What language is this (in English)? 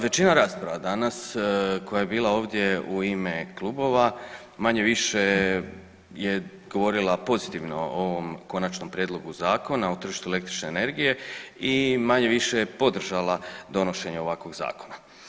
Croatian